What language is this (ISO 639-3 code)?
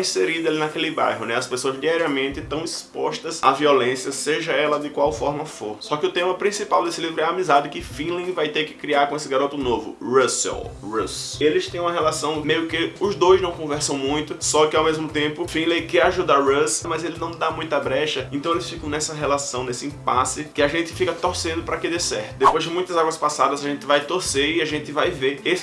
por